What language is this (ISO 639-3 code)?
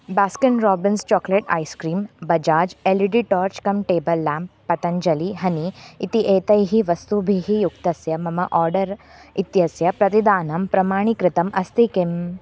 san